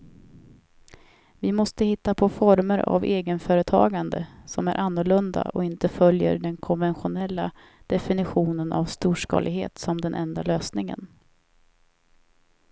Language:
Swedish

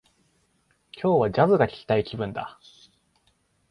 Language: Japanese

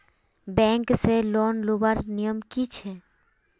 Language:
Magahi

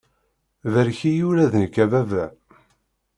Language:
Kabyle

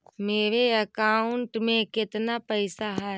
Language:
Magahi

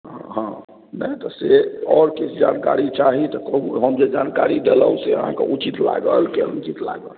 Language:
Maithili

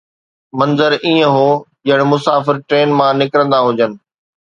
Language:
Sindhi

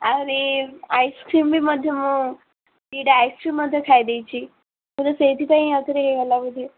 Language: Odia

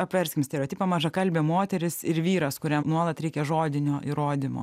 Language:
Lithuanian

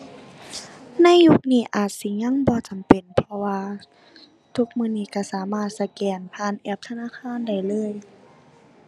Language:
Thai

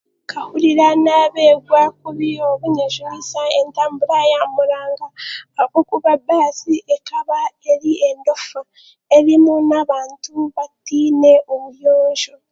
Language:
Chiga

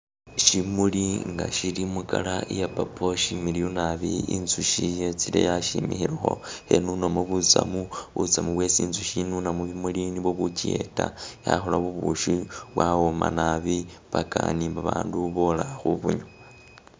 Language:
Masaaba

